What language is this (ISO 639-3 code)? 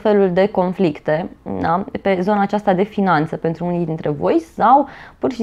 ron